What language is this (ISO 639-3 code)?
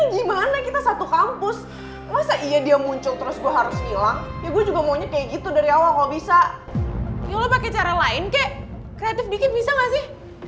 ind